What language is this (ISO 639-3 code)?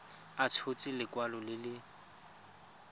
tsn